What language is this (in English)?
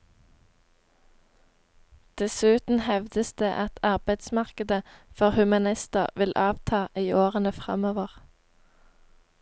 Norwegian